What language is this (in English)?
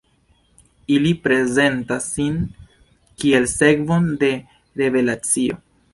Esperanto